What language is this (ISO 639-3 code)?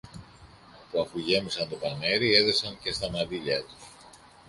ell